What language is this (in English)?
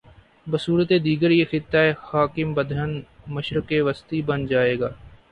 Urdu